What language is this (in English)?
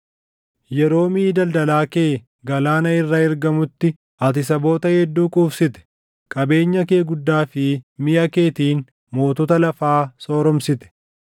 Oromo